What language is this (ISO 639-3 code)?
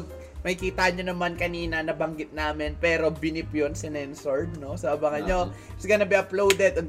fil